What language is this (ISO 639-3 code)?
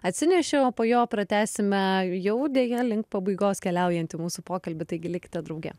lit